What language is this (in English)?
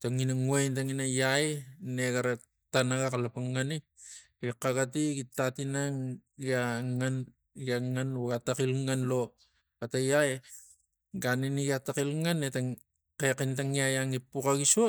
Tigak